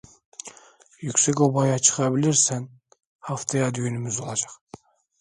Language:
Turkish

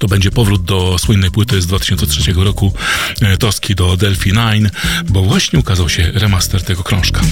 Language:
Polish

